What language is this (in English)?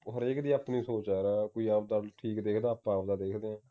Punjabi